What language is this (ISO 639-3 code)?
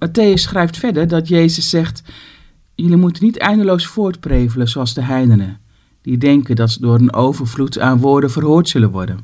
nld